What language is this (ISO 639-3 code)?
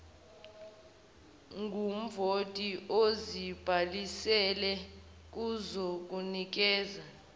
zul